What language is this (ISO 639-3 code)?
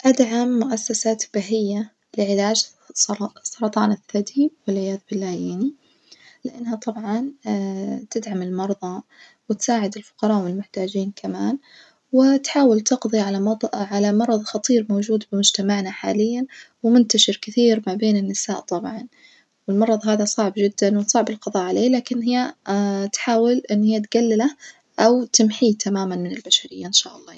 ars